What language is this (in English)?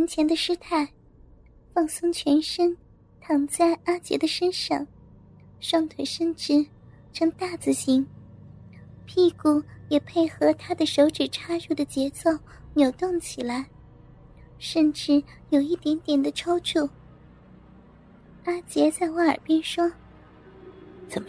Chinese